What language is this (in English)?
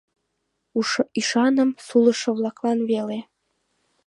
Mari